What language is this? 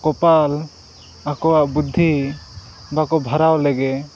Santali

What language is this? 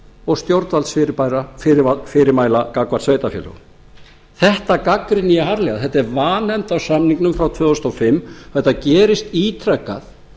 Icelandic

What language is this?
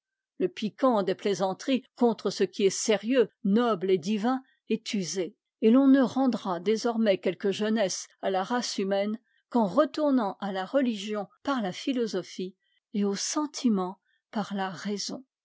French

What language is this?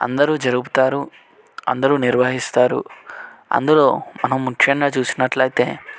Telugu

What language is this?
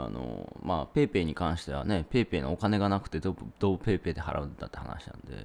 Japanese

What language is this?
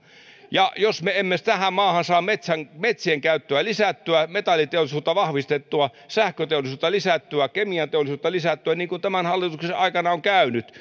Finnish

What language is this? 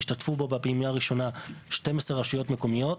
Hebrew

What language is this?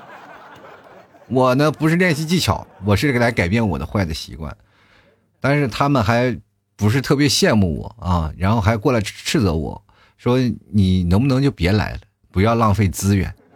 Chinese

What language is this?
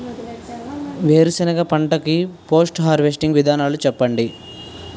Telugu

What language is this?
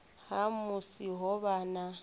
Venda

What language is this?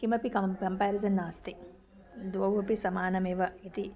Sanskrit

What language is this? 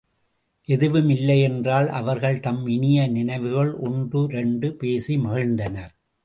Tamil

